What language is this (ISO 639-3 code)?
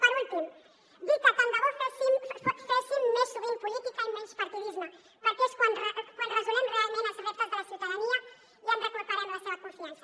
cat